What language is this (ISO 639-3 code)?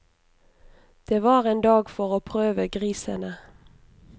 nor